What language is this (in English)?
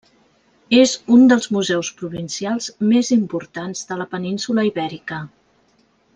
Catalan